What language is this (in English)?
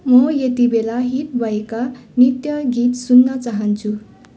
Nepali